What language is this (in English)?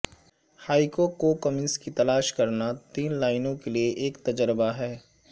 Urdu